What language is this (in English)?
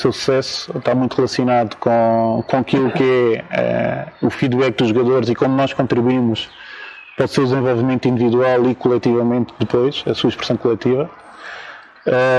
Portuguese